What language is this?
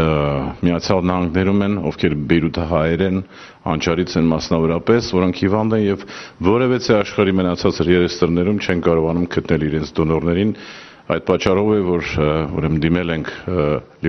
Turkish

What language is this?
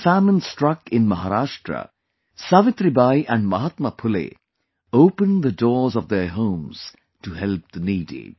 English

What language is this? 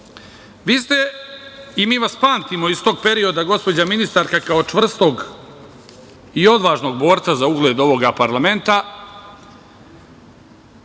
Serbian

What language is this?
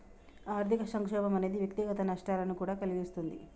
Telugu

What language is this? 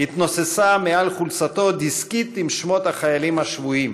Hebrew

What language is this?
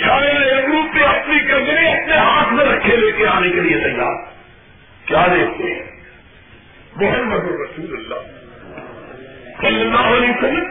Urdu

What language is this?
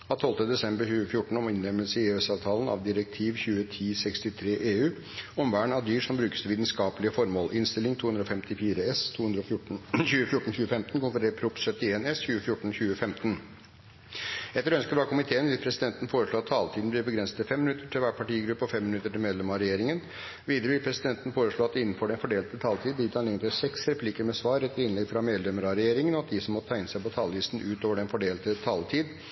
Norwegian Bokmål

